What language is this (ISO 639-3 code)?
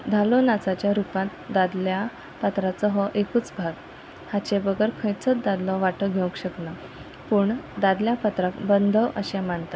kok